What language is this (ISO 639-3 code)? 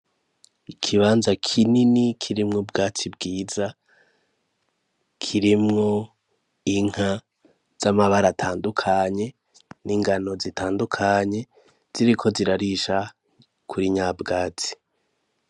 run